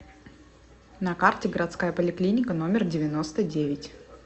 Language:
Russian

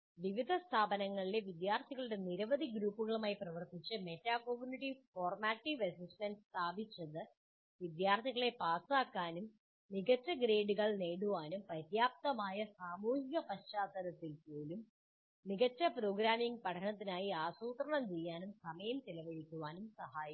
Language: Malayalam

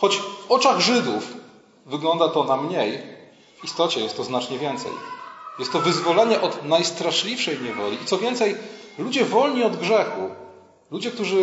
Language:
Polish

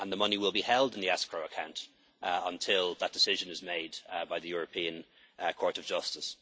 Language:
English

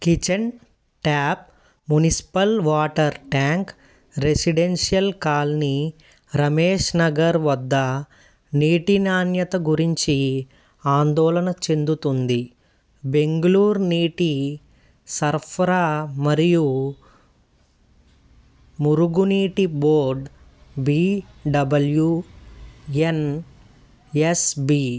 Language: Telugu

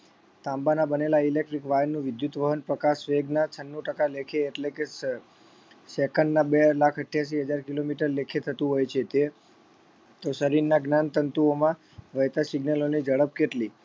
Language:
Gujarati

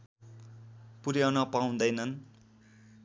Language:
Nepali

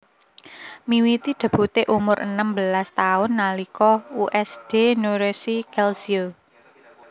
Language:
Javanese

